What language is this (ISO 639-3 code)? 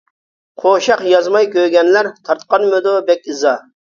uig